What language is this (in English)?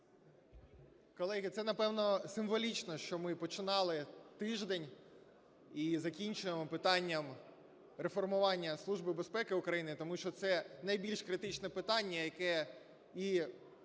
Ukrainian